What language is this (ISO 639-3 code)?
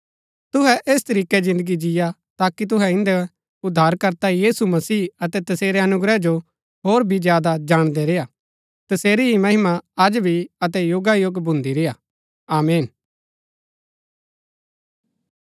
gbk